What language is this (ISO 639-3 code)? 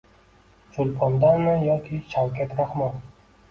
uzb